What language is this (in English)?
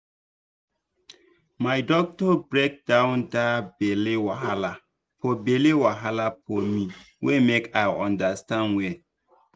Nigerian Pidgin